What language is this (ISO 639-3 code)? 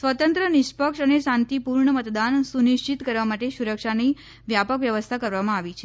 guj